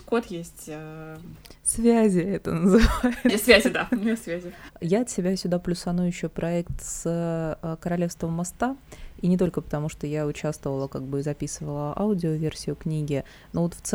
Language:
Russian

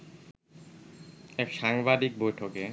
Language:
Bangla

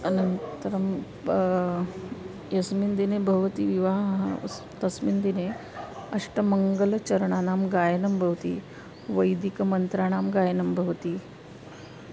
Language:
Sanskrit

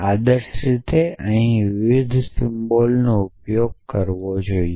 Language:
Gujarati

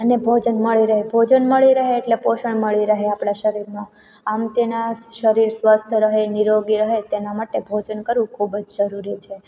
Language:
Gujarati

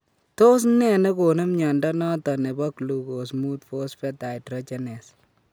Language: Kalenjin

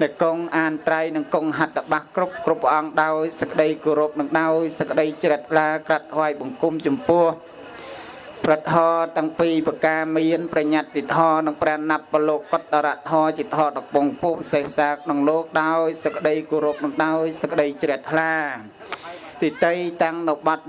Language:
Vietnamese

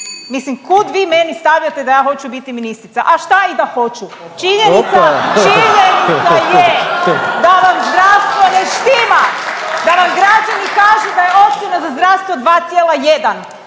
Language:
Croatian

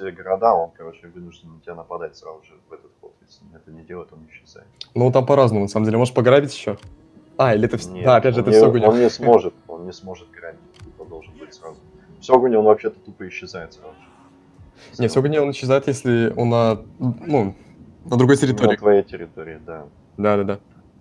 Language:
Russian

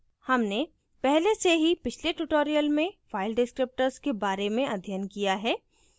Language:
Hindi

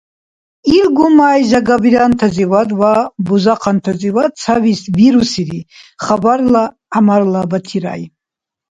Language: Dargwa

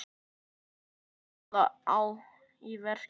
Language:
Icelandic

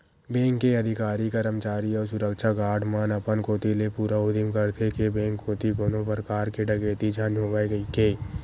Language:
Chhattisgarhi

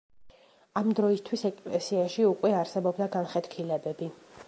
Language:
Georgian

